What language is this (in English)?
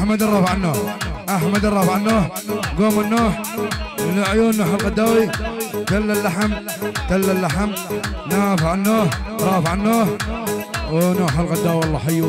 Arabic